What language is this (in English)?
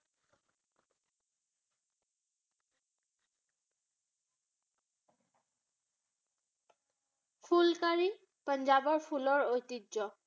Assamese